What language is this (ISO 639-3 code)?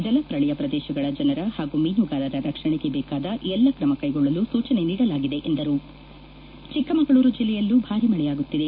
kan